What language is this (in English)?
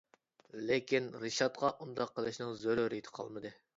Uyghur